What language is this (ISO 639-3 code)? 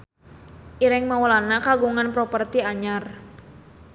sun